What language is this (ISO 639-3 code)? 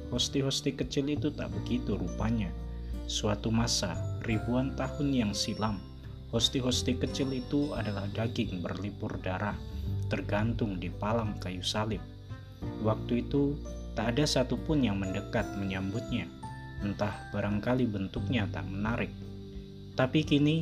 ind